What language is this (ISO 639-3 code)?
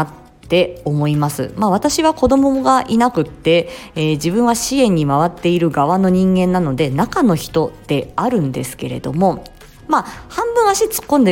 jpn